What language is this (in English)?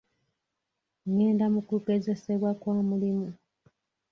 Ganda